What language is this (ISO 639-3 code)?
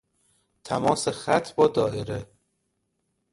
fas